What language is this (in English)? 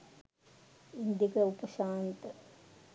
Sinhala